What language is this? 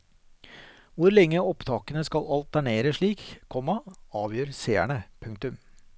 Norwegian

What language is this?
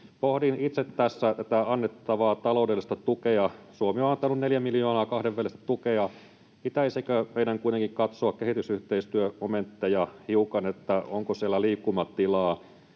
Finnish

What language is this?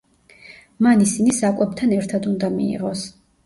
Georgian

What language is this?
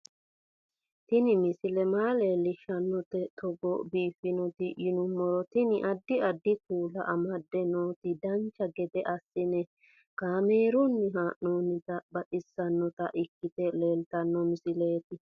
Sidamo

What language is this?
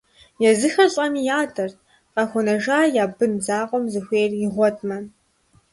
Kabardian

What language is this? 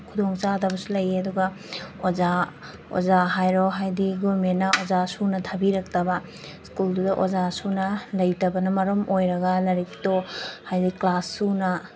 Manipuri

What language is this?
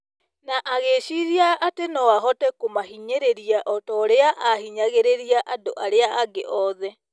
Kikuyu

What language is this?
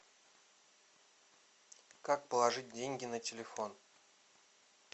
Russian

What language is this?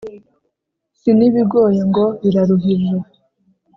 Kinyarwanda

